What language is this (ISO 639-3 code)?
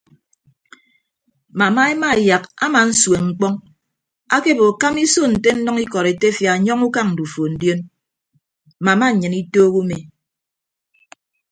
ibb